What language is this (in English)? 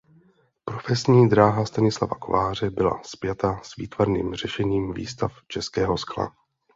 Czech